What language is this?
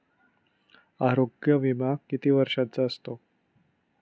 Marathi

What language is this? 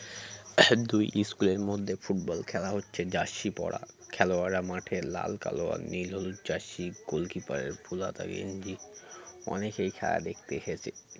Bangla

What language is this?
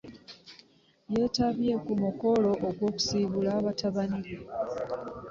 Ganda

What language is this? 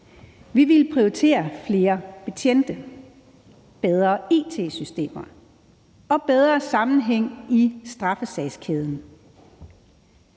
Danish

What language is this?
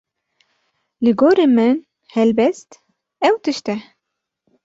Kurdish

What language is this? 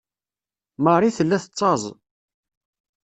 Kabyle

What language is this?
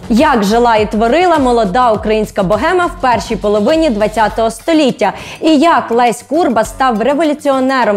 Ukrainian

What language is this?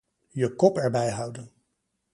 Dutch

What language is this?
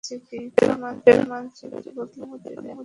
Bangla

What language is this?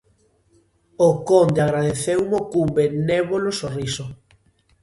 Galician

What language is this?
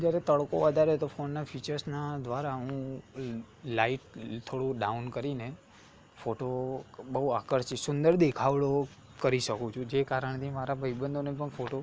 Gujarati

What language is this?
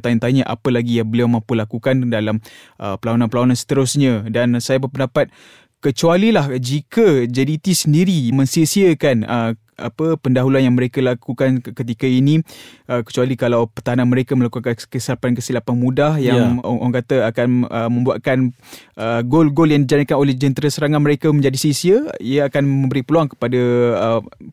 Malay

